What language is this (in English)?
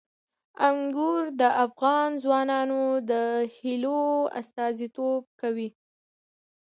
Pashto